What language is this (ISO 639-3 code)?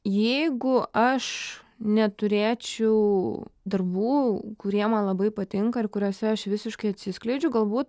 lit